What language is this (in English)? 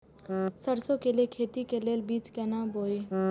Maithili